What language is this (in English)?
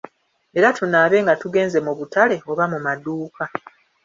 Ganda